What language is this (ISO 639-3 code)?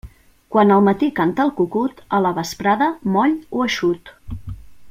cat